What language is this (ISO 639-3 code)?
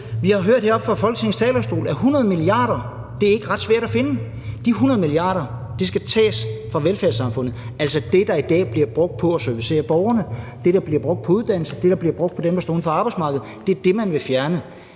dan